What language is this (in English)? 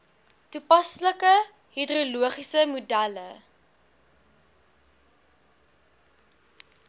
Afrikaans